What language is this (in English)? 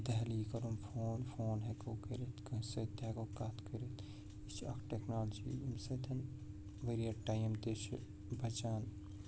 Kashmiri